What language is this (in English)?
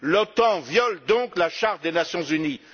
French